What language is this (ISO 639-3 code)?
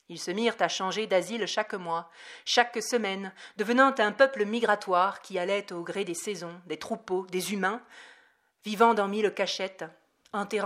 fra